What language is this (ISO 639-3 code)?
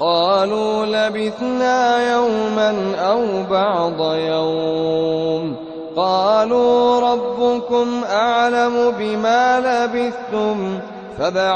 ara